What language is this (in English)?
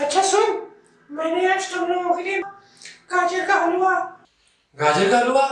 English